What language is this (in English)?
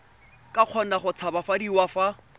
Tswana